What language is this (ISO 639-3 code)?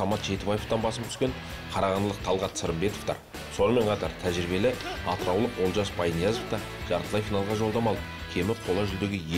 tur